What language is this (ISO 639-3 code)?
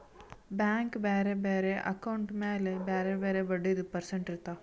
kan